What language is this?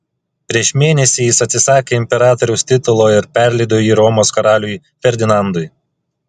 Lithuanian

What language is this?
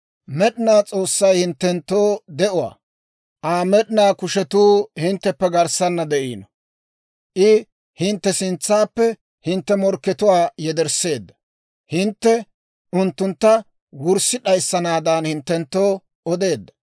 Dawro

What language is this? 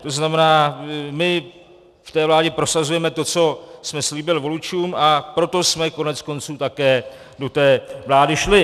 Czech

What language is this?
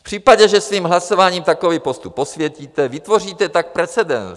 Czech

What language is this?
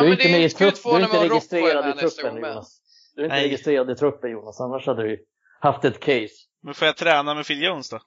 Swedish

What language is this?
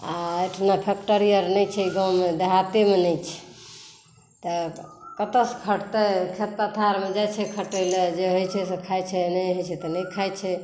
Maithili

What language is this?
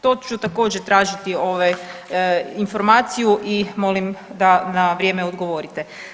Croatian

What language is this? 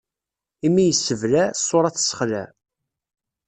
Kabyle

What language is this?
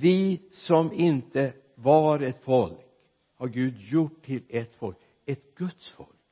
Swedish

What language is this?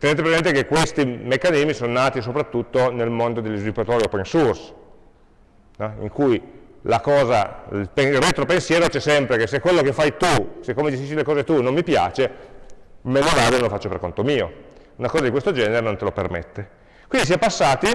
Italian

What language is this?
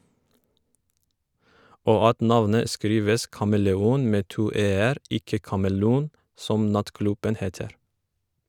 Norwegian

